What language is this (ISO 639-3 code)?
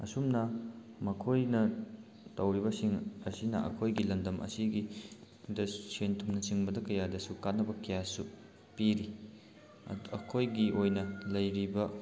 mni